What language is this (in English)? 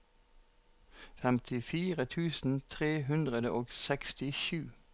Norwegian